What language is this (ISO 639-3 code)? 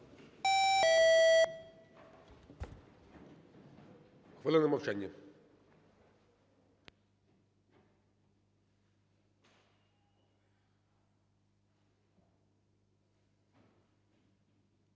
ukr